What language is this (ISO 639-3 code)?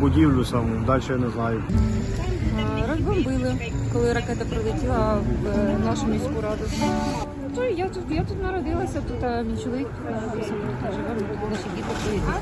ukr